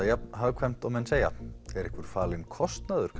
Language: Icelandic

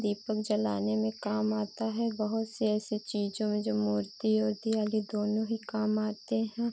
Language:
Hindi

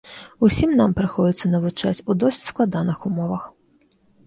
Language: Belarusian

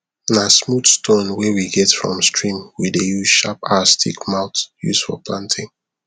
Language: Nigerian Pidgin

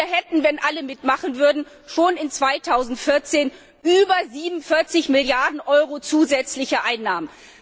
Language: German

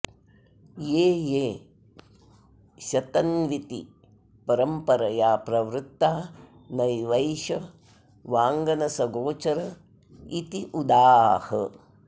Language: Sanskrit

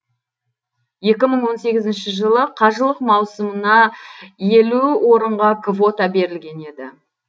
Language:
Kazakh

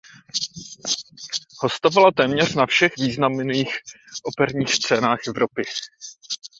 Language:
Czech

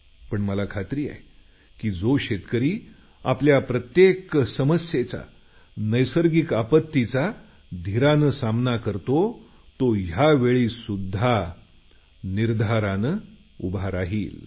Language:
Marathi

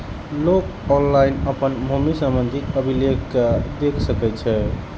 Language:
Maithili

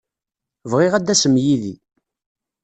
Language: Kabyle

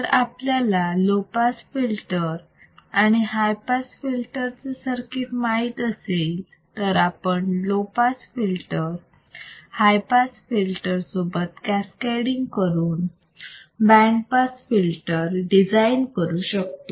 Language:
Marathi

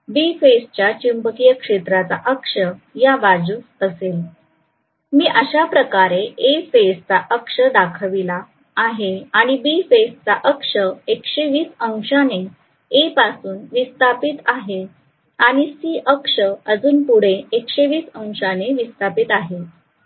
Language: Marathi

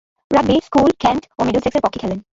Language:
Bangla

